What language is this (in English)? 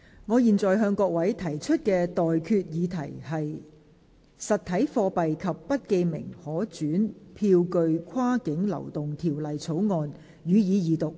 Cantonese